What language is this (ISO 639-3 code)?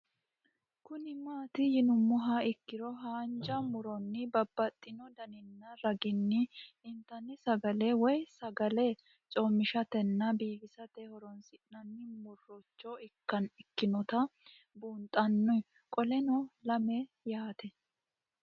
sid